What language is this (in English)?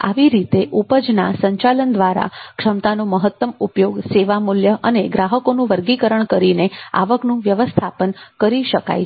Gujarati